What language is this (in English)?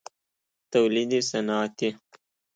Persian